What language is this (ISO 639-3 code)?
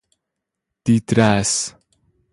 fas